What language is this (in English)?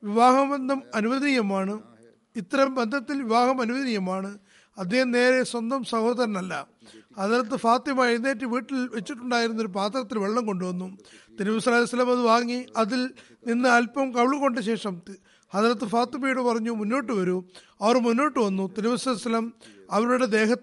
Malayalam